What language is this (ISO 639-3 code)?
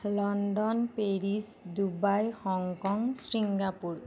asm